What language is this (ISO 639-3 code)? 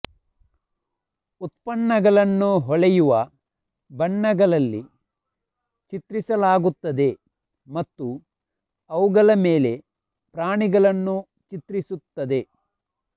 kan